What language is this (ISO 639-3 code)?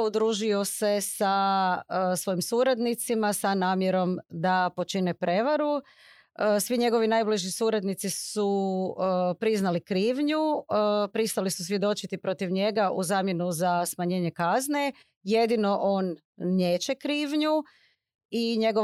hrv